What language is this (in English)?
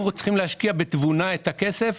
Hebrew